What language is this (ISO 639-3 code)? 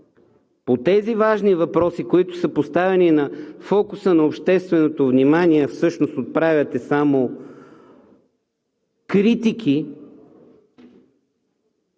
bul